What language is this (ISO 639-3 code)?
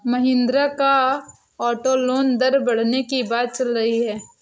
hin